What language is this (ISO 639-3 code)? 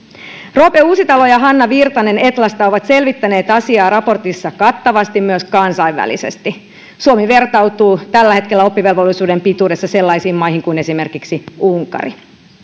fin